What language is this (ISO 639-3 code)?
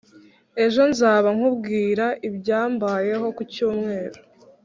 kin